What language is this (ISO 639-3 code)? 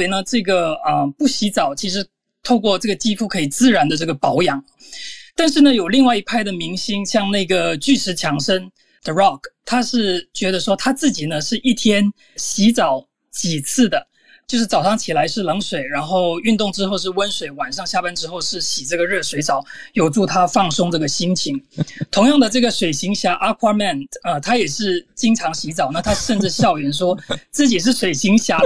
zho